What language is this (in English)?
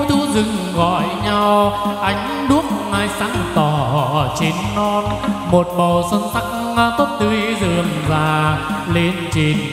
Vietnamese